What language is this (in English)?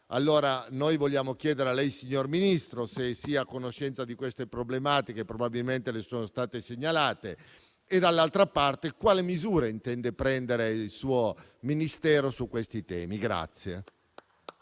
Italian